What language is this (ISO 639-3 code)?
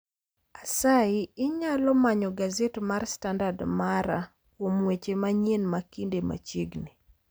luo